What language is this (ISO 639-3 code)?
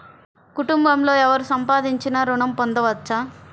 tel